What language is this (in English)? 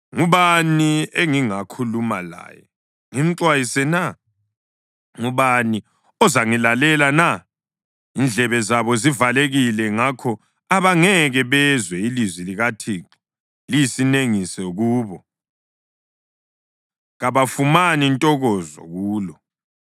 North Ndebele